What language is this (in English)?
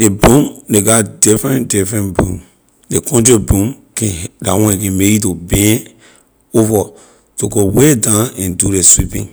Liberian English